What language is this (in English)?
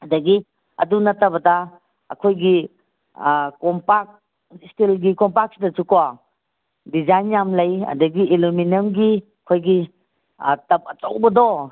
Manipuri